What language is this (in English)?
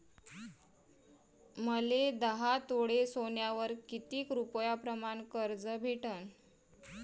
Marathi